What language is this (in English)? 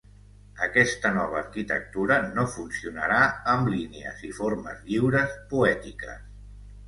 Catalan